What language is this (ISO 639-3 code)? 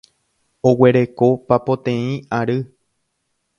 grn